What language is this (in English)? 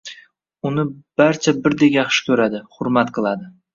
Uzbek